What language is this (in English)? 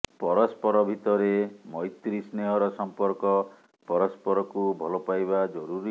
Odia